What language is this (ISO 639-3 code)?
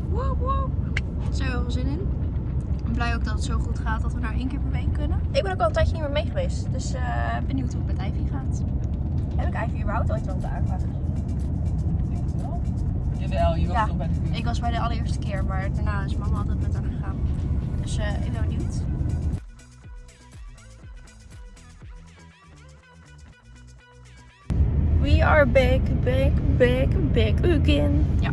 nld